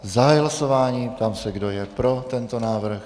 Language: Czech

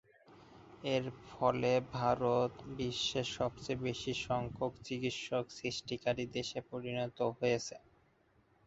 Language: Bangla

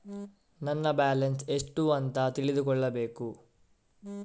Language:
Kannada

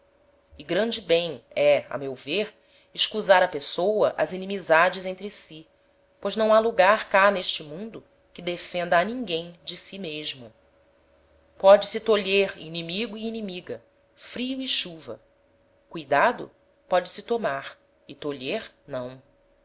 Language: Portuguese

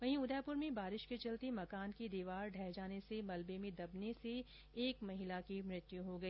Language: Hindi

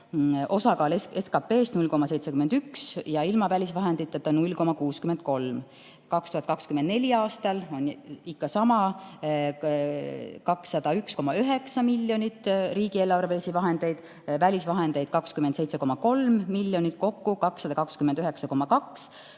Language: Estonian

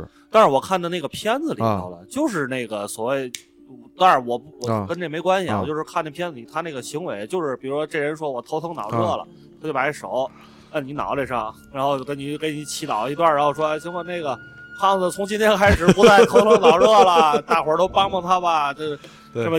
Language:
Chinese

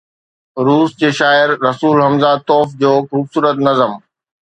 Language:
Sindhi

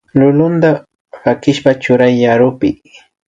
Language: Imbabura Highland Quichua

